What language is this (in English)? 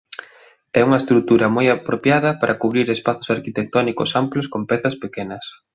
Galician